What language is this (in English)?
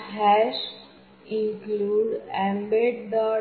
Gujarati